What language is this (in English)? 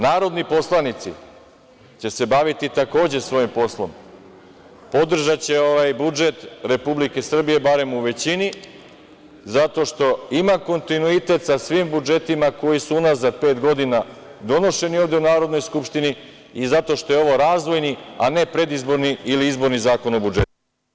Serbian